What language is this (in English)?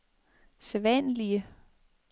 Danish